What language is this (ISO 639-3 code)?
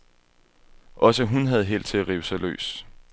dan